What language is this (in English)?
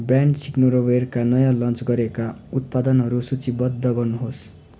Nepali